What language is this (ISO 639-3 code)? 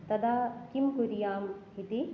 san